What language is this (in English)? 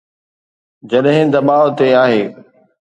Sindhi